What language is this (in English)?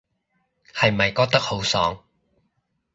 Cantonese